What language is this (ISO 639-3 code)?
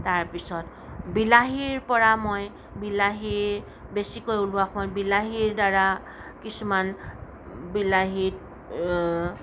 asm